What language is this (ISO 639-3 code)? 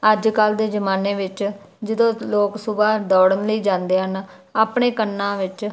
pan